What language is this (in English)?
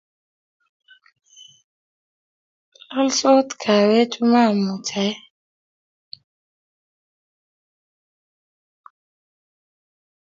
Kalenjin